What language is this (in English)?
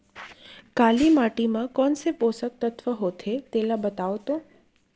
Chhattisgarhi